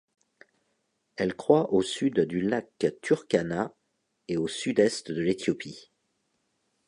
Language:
French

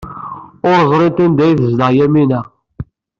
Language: Kabyle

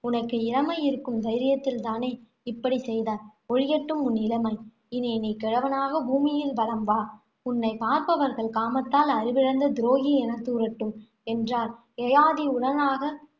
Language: Tamil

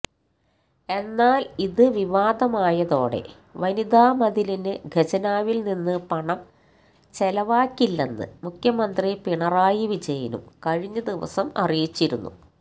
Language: Malayalam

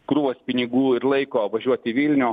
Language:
Lithuanian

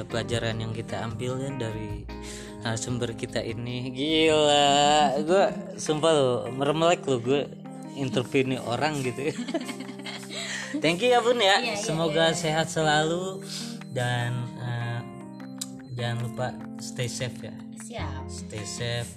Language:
Indonesian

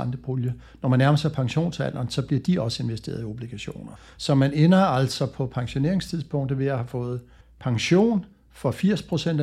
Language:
Danish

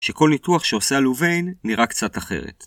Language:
Hebrew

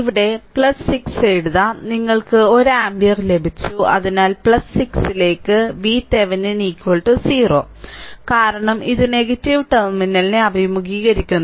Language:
Malayalam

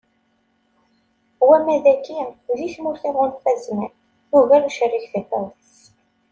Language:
Kabyle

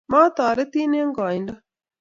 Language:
Kalenjin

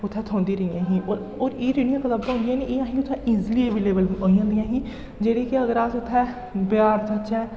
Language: Dogri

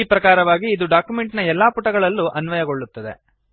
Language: Kannada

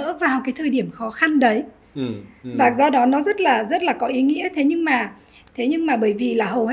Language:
Vietnamese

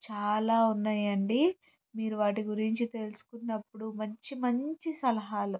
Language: Telugu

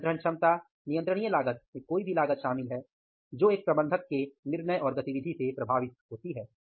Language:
Hindi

